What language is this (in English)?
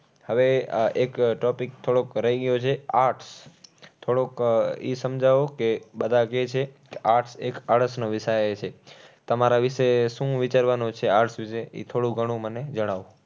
Gujarati